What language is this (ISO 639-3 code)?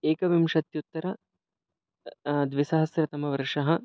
san